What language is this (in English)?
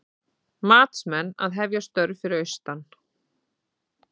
Icelandic